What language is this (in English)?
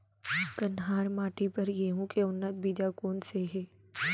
Chhattisgarhi